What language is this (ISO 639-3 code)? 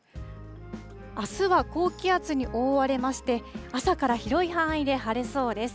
jpn